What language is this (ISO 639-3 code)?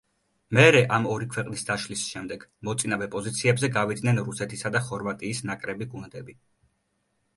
kat